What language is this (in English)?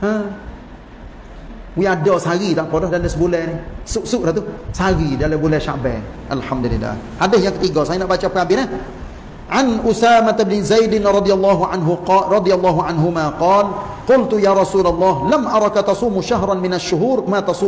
Malay